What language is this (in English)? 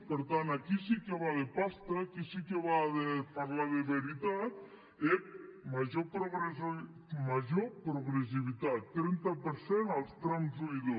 Catalan